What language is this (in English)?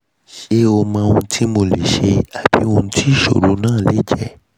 Yoruba